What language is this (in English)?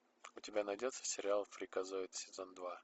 Russian